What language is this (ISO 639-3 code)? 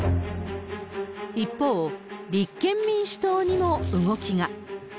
jpn